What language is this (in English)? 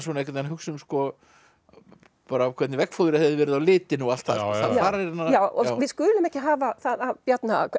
Icelandic